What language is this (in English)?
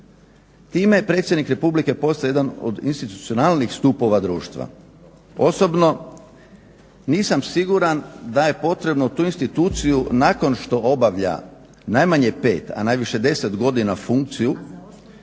Croatian